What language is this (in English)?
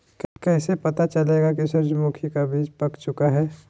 Magahi